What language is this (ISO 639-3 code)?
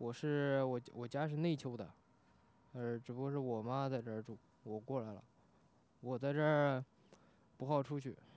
zho